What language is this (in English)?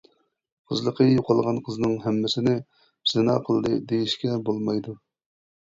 Uyghur